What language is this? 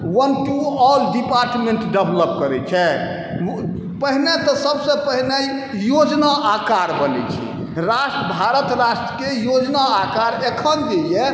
Maithili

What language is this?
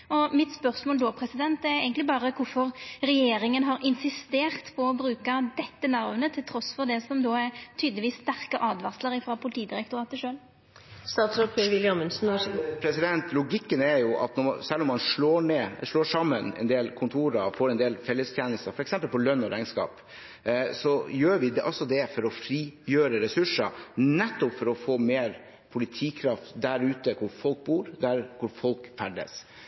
Norwegian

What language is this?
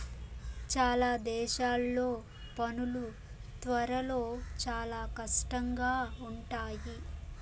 Telugu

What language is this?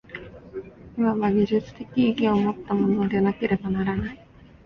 Japanese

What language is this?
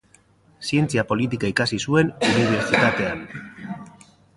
Basque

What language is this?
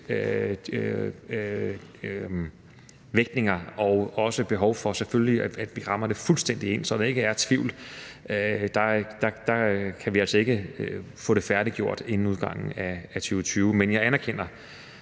Danish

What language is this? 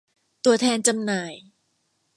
Thai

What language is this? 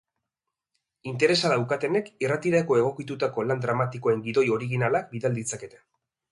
Basque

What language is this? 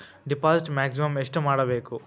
Kannada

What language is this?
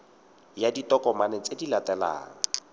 Tswana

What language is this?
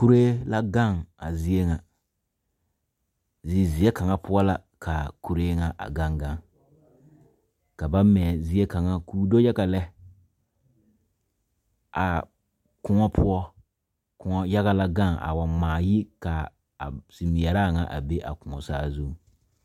Southern Dagaare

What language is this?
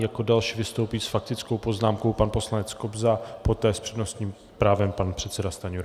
Czech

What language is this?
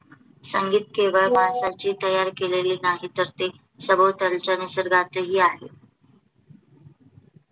Marathi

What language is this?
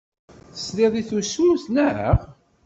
Kabyle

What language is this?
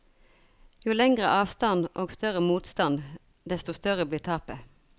Norwegian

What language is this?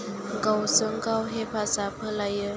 Bodo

